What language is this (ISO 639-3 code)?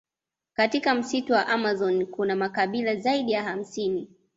swa